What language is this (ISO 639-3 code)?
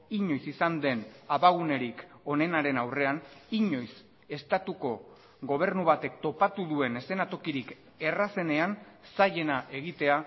eus